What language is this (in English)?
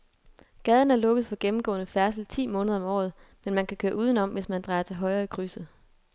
Danish